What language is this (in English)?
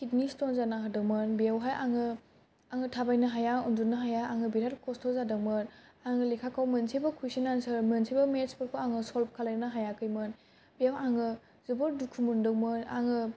Bodo